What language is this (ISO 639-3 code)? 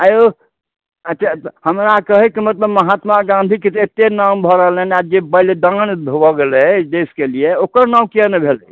mai